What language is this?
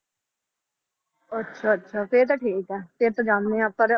Punjabi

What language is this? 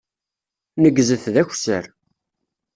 Kabyle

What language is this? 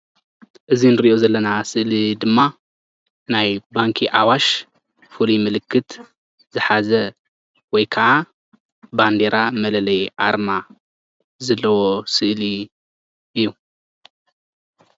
Tigrinya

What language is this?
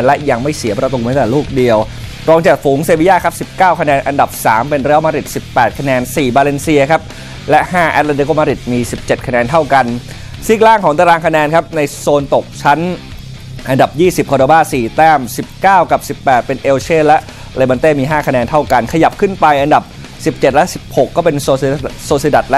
Thai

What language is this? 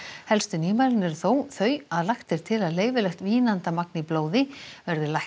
Icelandic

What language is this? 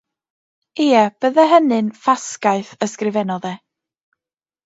Welsh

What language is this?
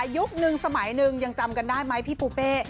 Thai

